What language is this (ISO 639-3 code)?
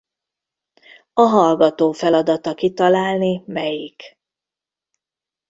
hun